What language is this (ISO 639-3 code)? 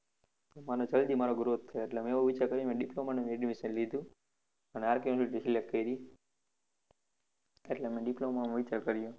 guj